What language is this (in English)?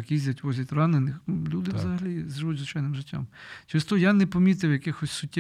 Ukrainian